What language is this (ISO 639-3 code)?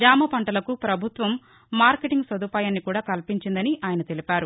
tel